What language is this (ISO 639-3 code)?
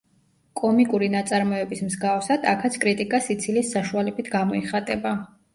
kat